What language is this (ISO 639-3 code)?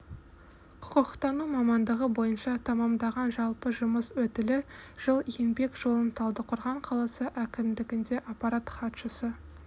kaz